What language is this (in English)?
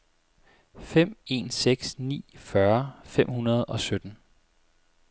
Danish